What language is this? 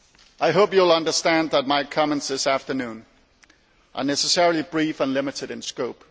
English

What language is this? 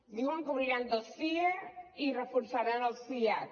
Catalan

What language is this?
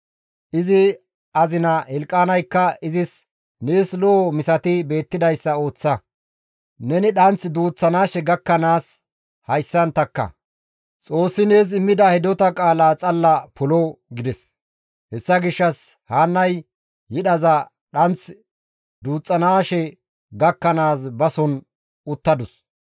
Gamo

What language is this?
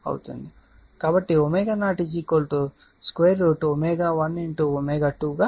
Telugu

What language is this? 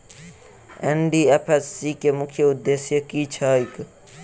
Maithili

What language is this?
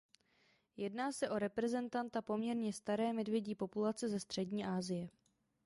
Czech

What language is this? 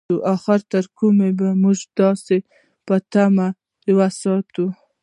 Pashto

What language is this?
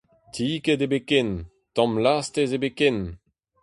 Breton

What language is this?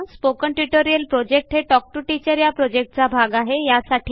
Marathi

